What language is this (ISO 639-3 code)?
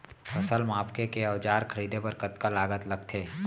hne